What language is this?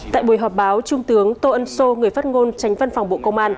Vietnamese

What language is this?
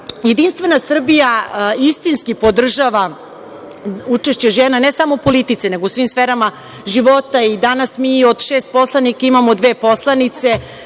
Serbian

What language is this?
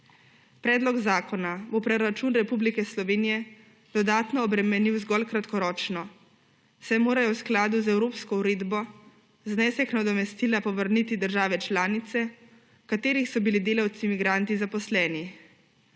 Slovenian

